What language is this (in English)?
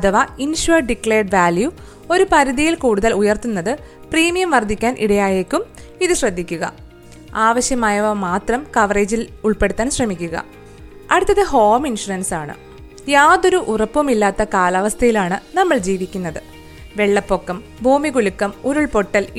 Malayalam